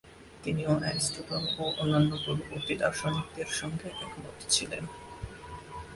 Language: Bangla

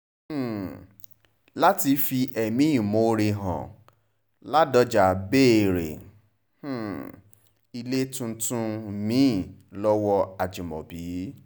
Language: Yoruba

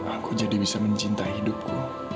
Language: Indonesian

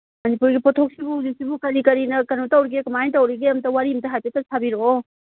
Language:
Manipuri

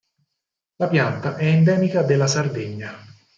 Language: Italian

